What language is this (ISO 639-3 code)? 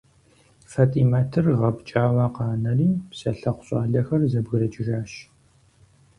kbd